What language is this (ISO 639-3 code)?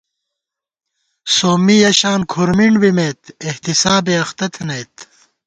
gwt